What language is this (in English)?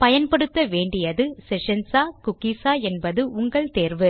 Tamil